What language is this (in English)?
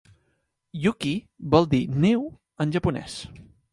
Catalan